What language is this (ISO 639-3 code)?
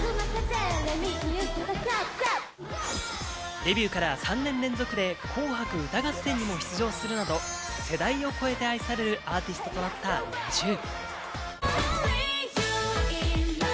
jpn